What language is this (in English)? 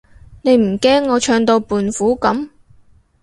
Cantonese